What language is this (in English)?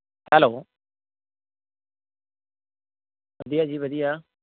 Punjabi